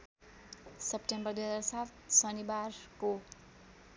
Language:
Nepali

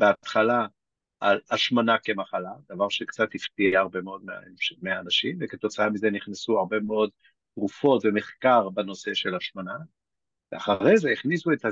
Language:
Hebrew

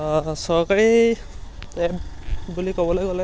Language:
Assamese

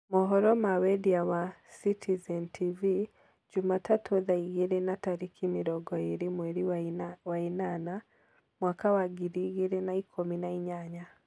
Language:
Kikuyu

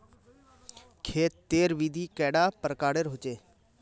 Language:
Magahi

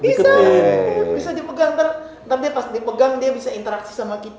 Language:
Indonesian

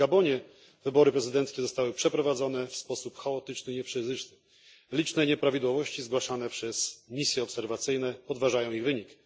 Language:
Polish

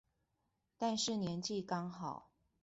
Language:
Chinese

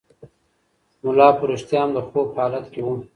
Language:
Pashto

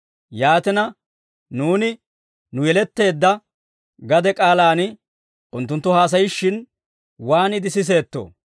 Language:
Dawro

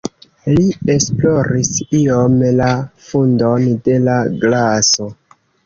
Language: Esperanto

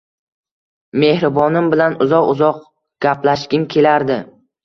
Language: Uzbek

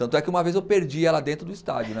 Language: Portuguese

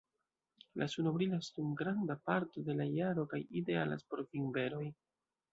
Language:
Esperanto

